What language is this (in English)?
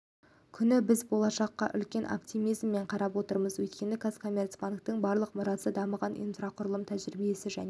Kazakh